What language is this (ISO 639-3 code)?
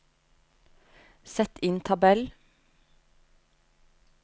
nor